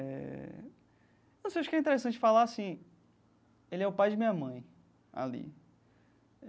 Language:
Portuguese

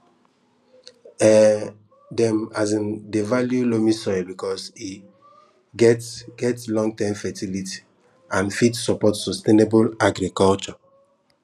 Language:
Nigerian Pidgin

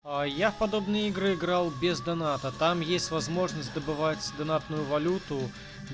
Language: Russian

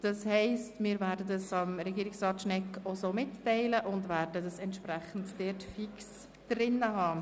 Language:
Swiss German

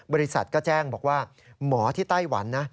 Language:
Thai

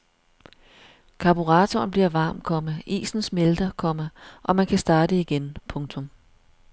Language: Danish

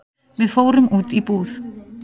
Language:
Icelandic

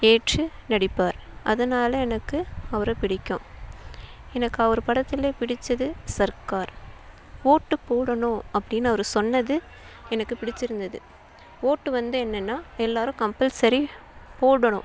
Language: Tamil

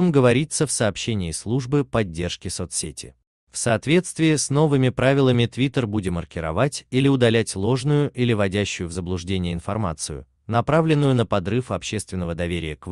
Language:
Russian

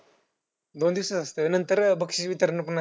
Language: Marathi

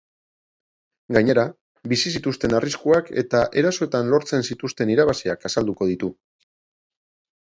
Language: Basque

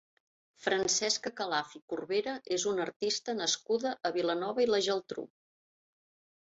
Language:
Catalan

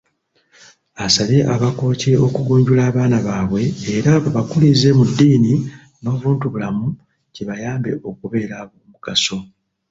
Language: Ganda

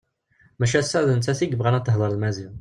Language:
Kabyle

